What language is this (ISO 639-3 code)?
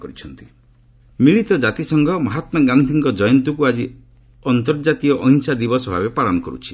ori